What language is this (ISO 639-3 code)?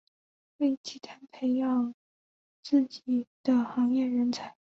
zho